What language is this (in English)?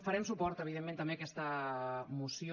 Catalan